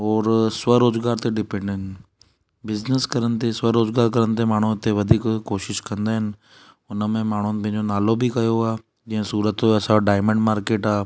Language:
Sindhi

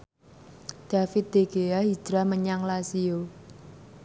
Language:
Javanese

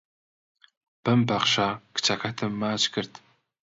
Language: Central Kurdish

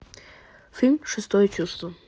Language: Russian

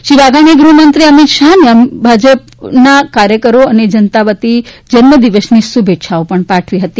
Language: Gujarati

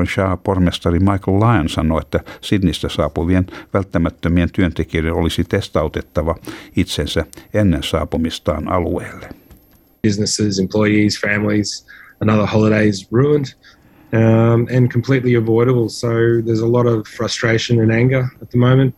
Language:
Finnish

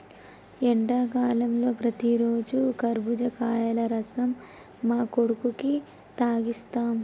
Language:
Telugu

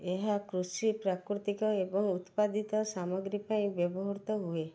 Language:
Odia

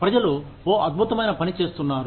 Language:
Telugu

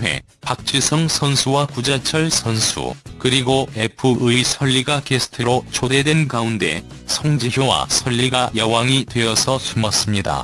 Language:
Korean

